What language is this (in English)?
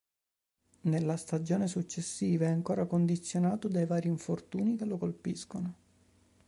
Italian